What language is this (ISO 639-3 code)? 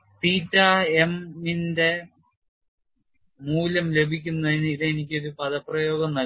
mal